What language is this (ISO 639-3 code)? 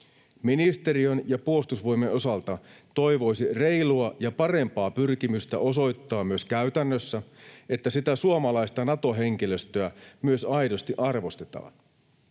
fin